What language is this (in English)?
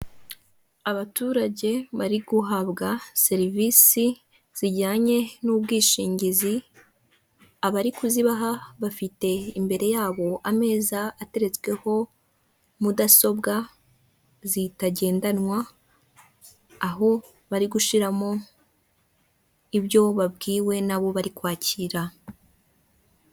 Kinyarwanda